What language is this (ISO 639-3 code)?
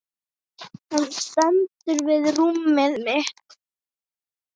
isl